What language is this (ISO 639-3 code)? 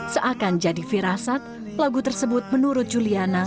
ind